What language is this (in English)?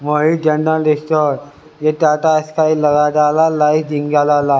Hindi